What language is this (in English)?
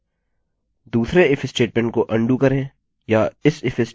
Hindi